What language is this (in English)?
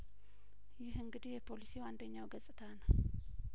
Amharic